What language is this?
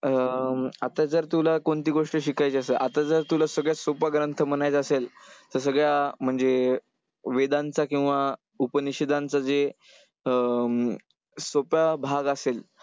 Marathi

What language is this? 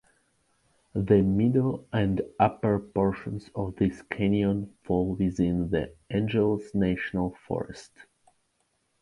English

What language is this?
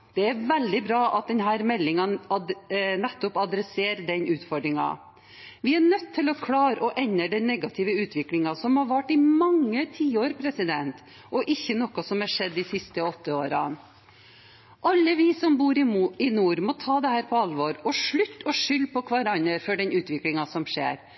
Norwegian Bokmål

